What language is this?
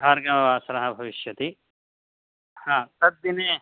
Sanskrit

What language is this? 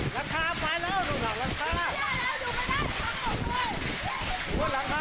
Thai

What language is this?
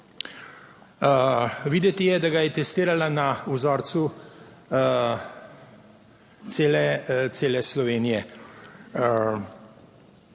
Slovenian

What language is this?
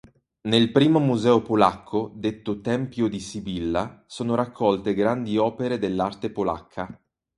Italian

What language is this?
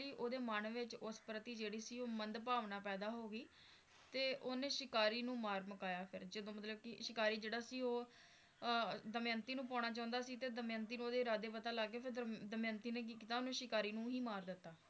Punjabi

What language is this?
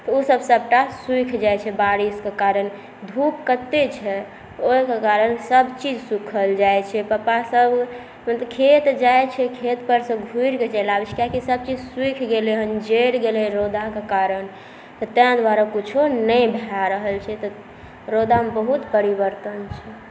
Maithili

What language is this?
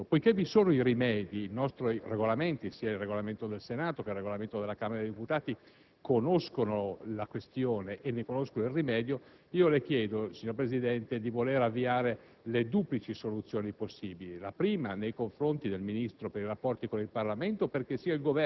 Italian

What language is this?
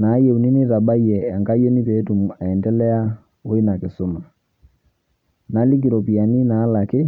Masai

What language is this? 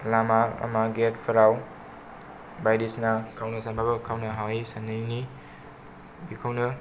Bodo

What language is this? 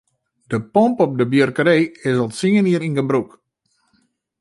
Western Frisian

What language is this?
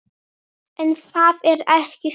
Icelandic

